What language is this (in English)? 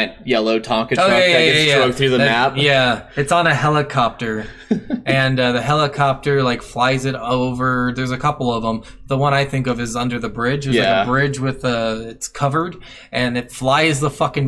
English